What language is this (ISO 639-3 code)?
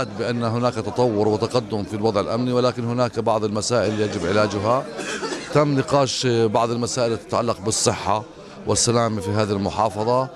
ara